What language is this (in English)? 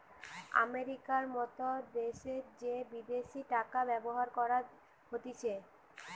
Bangla